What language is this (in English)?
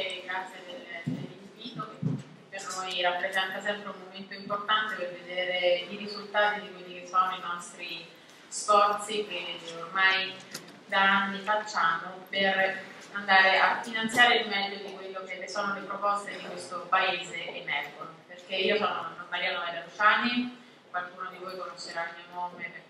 Italian